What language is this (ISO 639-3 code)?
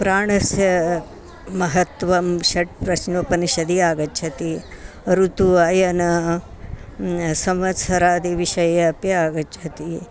san